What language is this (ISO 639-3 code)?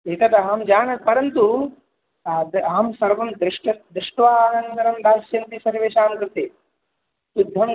san